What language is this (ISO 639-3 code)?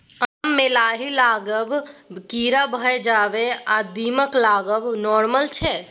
mai